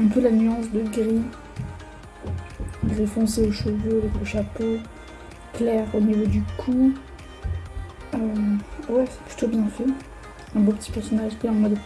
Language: French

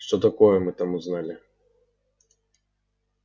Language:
Russian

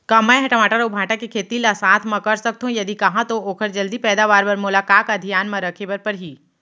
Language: Chhattisgarhi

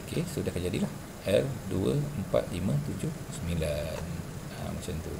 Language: Malay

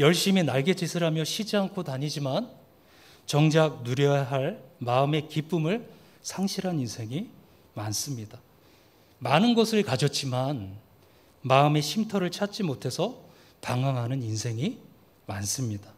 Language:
Korean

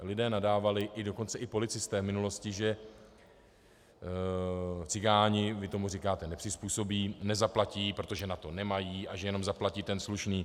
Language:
Czech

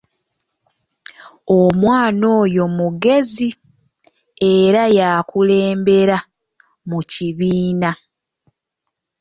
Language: Ganda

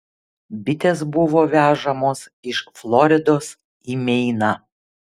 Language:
Lithuanian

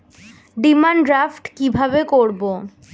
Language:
Bangla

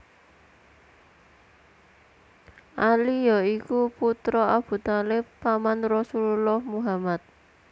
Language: Javanese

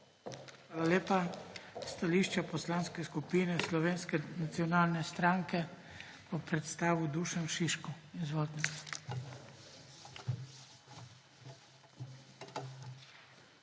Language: Slovenian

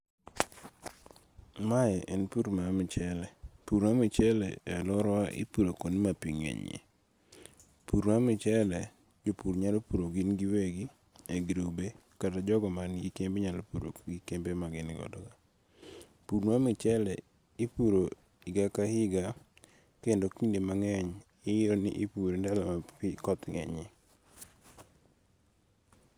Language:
Luo (Kenya and Tanzania)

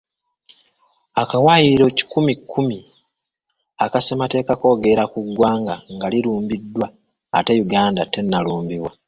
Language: Ganda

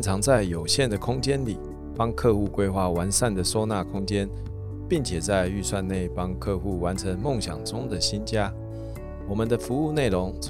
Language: Chinese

